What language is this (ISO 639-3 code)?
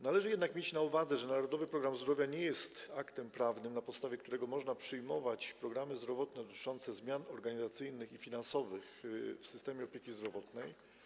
pol